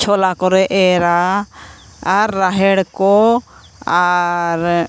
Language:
Santali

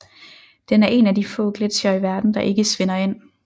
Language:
Danish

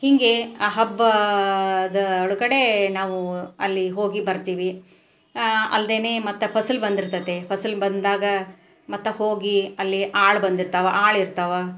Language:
Kannada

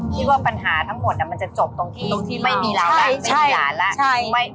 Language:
Thai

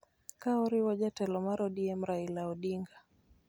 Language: Luo (Kenya and Tanzania)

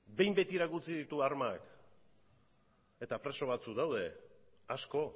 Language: Basque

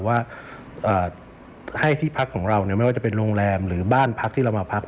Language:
Thai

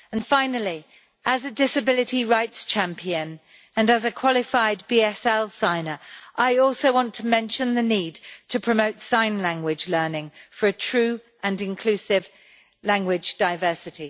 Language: English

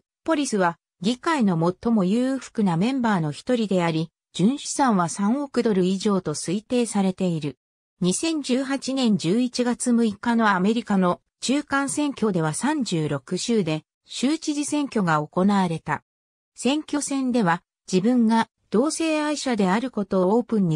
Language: Japanese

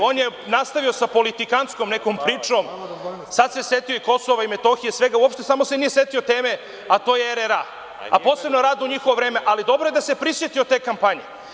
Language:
Serbian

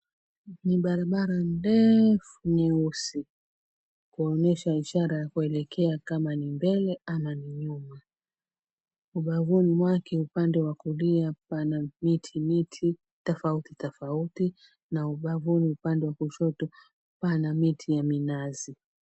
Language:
Swahili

